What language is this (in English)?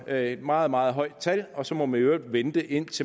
Danish